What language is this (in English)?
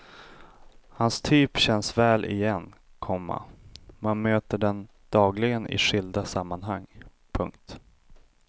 Swedish